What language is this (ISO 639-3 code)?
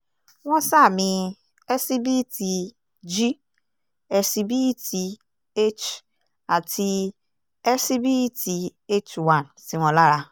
yor